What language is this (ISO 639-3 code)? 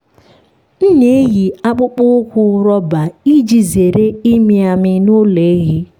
ibo